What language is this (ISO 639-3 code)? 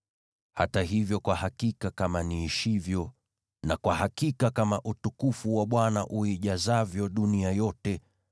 swa